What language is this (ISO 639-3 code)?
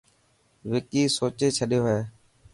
mki